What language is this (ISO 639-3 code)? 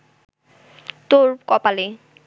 ben